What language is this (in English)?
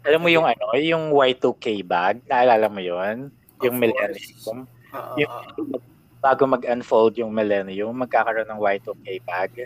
Filipino